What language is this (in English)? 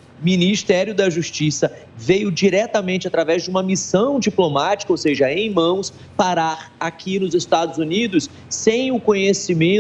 Portuguese